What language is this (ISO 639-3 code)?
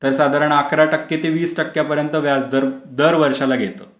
mar